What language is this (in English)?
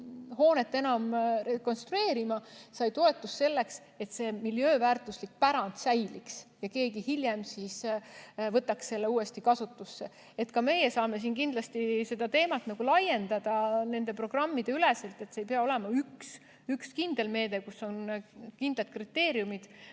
Estonian